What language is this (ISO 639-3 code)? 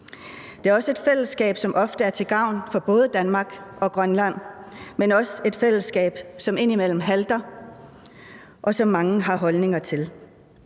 dan